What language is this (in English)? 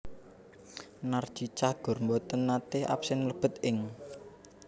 Javanese